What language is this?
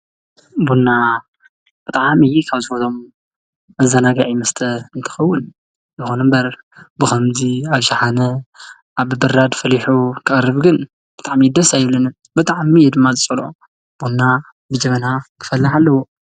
Tigrinya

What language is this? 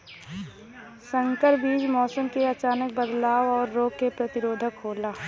Bhojpuri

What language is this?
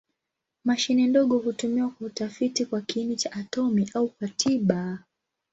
Swahili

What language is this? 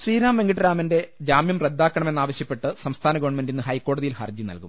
Malayalam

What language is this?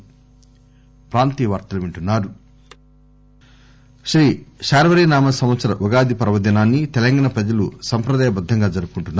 Telugu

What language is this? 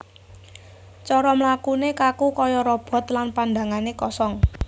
Javanese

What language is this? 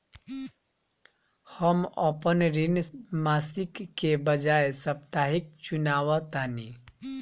Bhojpuri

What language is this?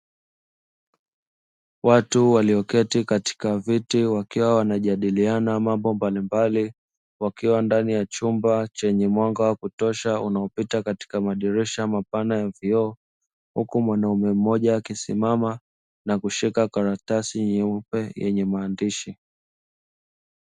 Swahili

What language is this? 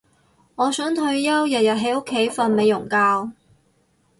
Cantonese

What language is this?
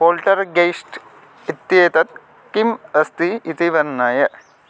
Sanskrit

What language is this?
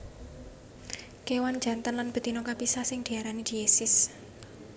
Javanese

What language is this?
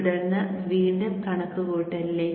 Malayalam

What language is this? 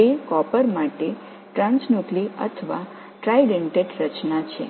Tamil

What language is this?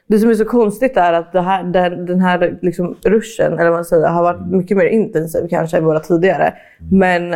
Swedish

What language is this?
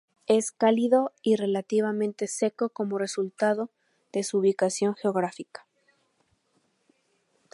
Spanish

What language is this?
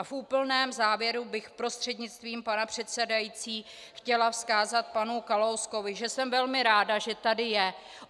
Czech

